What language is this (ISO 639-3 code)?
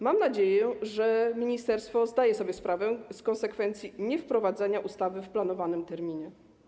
pol